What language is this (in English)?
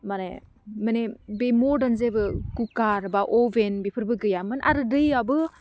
Bodo